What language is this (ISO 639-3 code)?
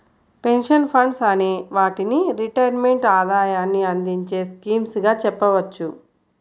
tel